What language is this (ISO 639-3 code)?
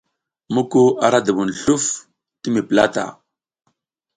giz